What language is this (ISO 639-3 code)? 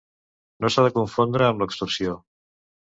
cat